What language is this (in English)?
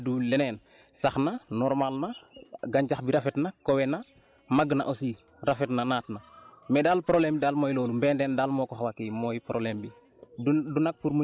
Wolof